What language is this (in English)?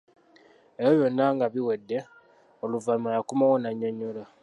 Ganda